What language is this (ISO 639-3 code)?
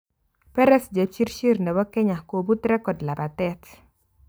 kln